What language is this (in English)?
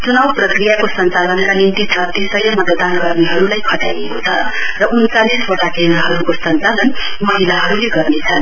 Nepali